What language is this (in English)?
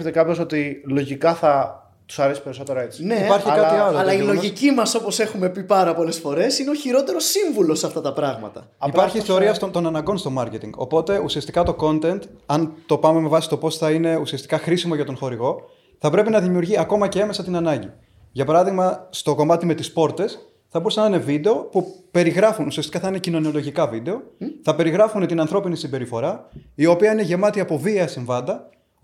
Greek